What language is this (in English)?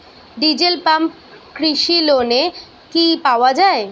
Bangla